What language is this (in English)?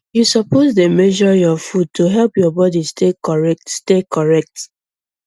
Nigerian Pidgin